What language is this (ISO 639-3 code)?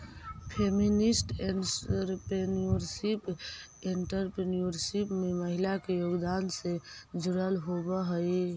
mag